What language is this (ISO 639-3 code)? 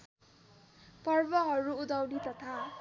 nep